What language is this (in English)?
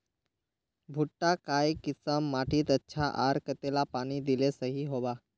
Magahi